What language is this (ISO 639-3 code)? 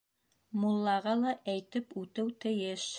bak